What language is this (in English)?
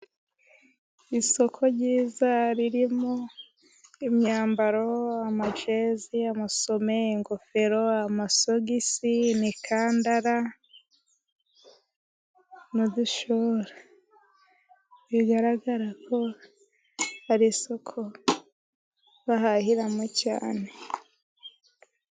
Kinyarwanda